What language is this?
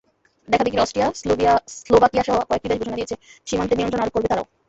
Bangla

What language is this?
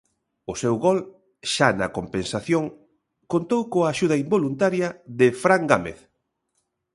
Galician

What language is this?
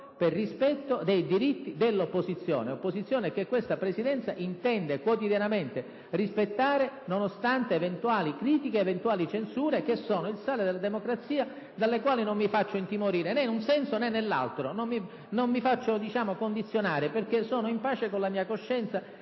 Italian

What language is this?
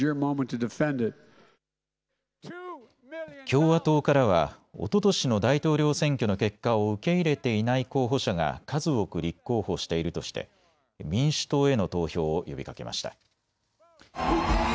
Japanese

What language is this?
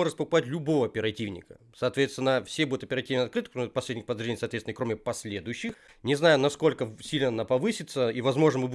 Russian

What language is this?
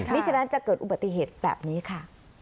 Thai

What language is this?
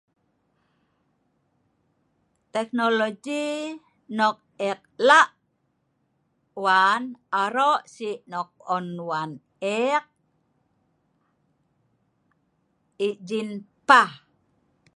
Sa'ban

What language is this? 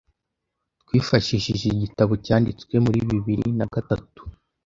Kinyarwanda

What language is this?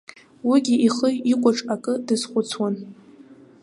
Abkhazian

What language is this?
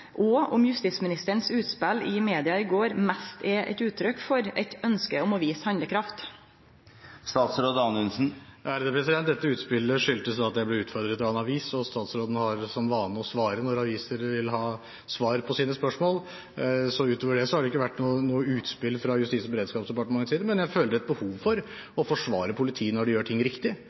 Norwegian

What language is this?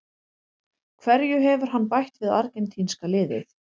Icelandic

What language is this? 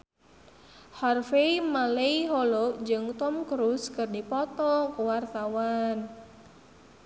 Sundanese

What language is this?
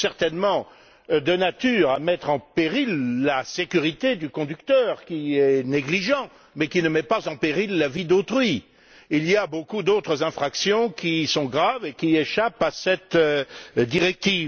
French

